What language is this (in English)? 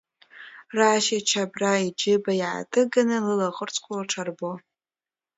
Abkhazian